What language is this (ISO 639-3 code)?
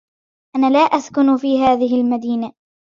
ara